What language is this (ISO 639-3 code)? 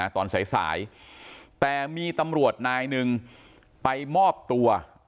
tha